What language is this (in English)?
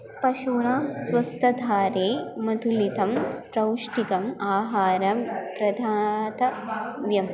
Sanskrit